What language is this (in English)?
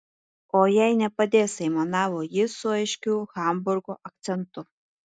Lithuanian